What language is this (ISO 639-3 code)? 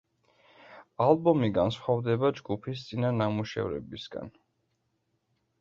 kat